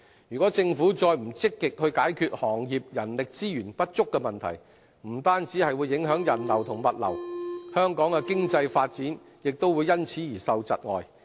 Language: Cantonese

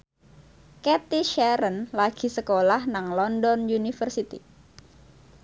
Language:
Javanese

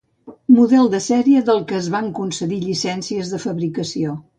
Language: Catalan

